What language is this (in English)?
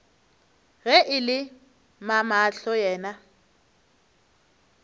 Northern Sotho